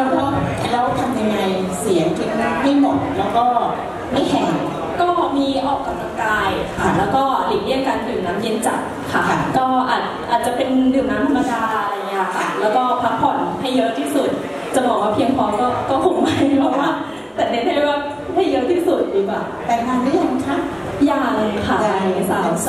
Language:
Thai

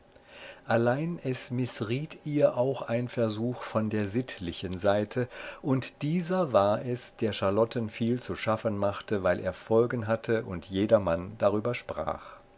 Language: German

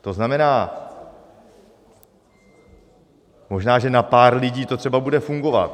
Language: Czech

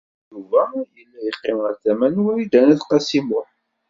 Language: Kabyle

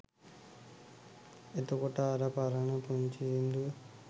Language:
Sinhala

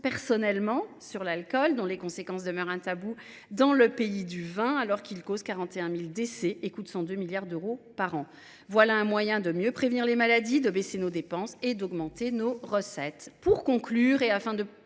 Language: French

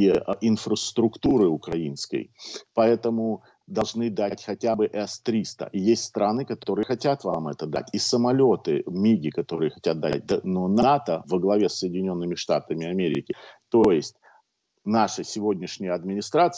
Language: Russian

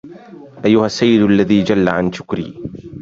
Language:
Arabic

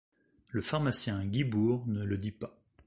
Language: French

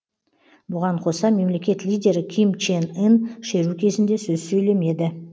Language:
Kazakh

